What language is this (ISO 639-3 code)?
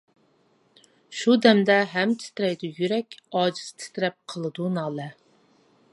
uig